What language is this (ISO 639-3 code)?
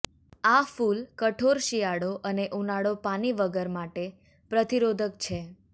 guj